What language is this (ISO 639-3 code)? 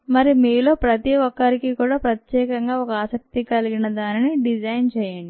tel